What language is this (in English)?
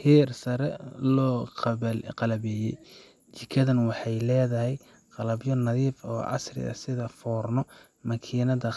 Somali